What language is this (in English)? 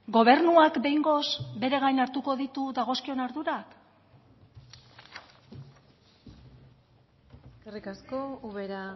Basque